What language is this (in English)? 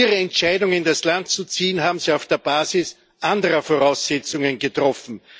German